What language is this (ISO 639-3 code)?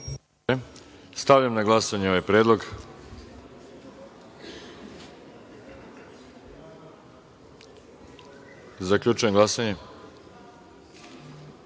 srp